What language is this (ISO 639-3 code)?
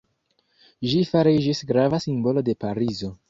epo